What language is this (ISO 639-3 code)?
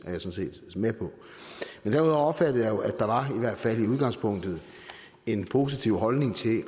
dan